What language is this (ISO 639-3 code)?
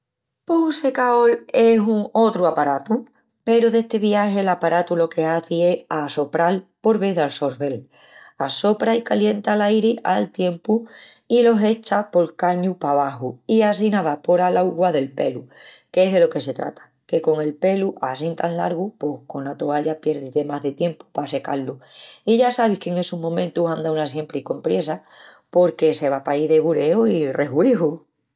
ext